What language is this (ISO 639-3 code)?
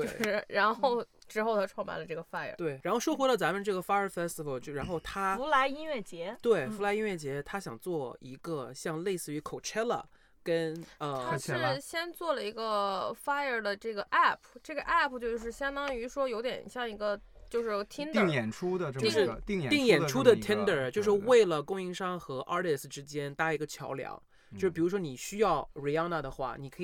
zho